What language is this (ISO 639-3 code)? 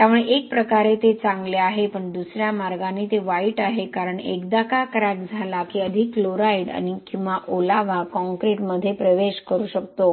mar